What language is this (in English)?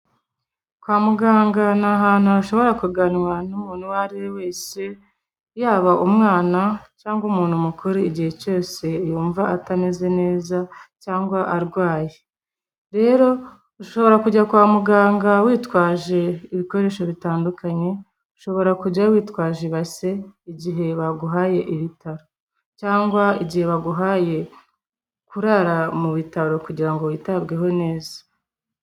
Kinyarwanda